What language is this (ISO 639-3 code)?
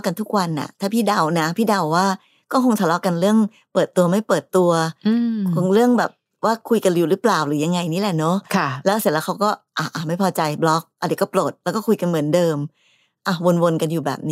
tha